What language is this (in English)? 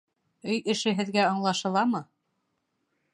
Bashkir